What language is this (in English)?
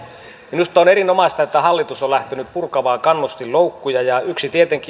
Finnish